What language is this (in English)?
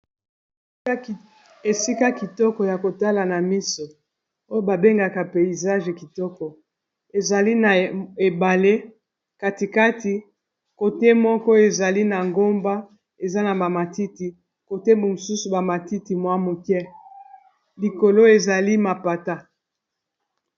Lingala